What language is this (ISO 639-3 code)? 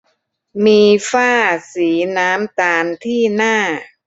tha